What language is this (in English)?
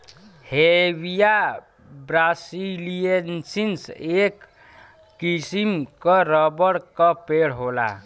Bhojpuri